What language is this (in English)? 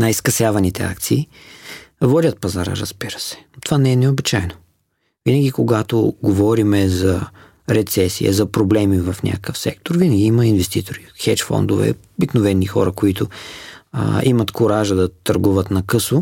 Bulgarian